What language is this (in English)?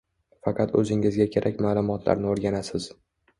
Uzbek